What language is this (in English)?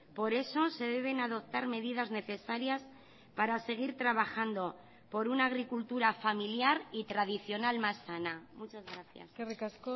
Spanish